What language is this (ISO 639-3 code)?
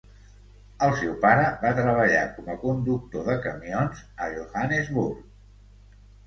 cat